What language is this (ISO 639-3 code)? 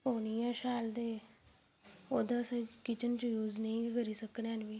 doi